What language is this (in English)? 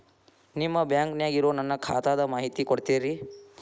Kannada